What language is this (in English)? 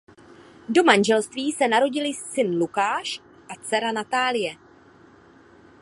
Czech